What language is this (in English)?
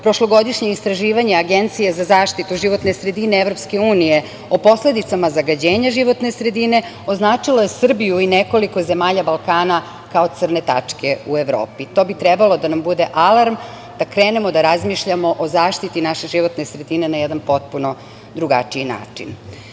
Serbian